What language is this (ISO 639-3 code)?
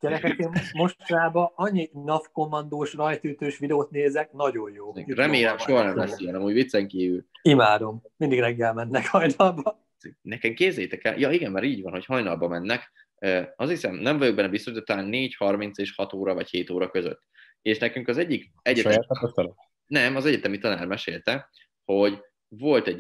hun